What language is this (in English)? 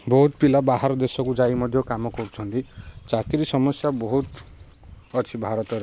Odia